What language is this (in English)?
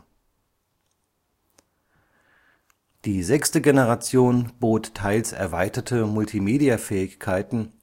German